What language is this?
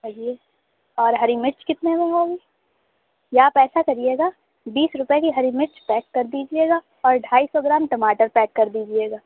Urdu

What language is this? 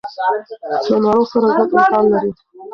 Pashto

